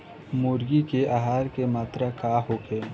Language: Bhojpuri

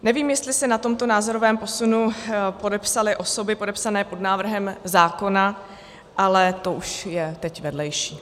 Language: Czech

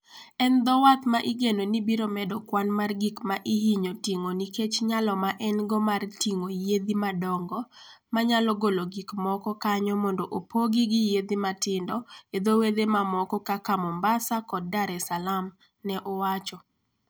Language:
Luo (Kenya and Tanzania)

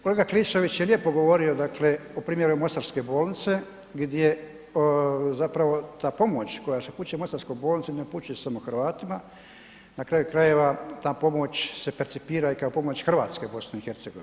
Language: Croatian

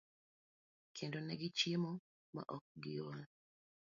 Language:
Luo (Kenya and Tanzania)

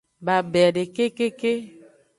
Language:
Aja (Benin)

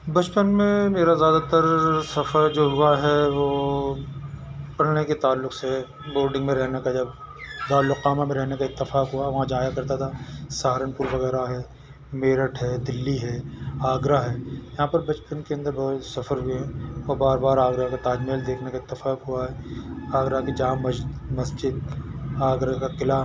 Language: Urdu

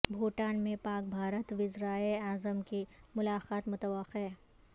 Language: Urdu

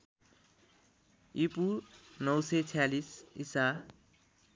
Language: Nepali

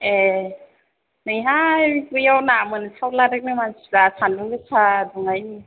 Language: Bodo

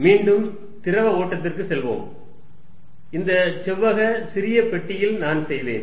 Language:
Tamil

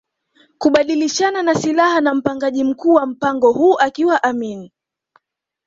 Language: Swahili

